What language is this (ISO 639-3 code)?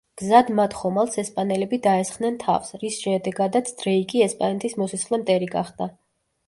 kat